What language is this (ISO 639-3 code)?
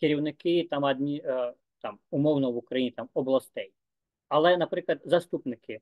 ukr